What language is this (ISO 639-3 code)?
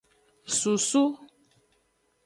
ajg